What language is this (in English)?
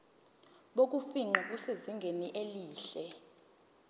Zulu